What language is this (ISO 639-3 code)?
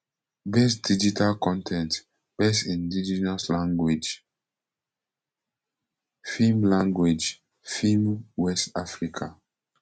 pcm